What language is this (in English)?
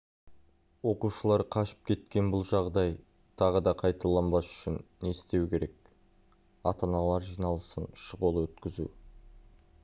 Kazakh